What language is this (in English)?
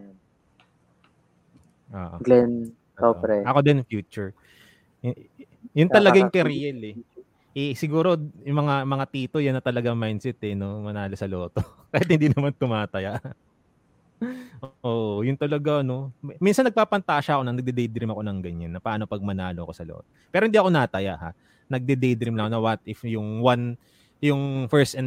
Filipino